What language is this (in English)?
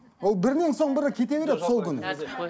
Kazakh